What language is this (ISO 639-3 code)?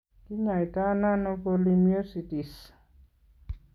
kln